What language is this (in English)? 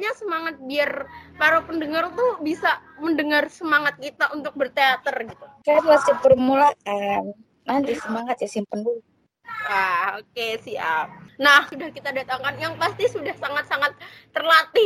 Indonesian